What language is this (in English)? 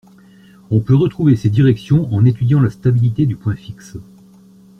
French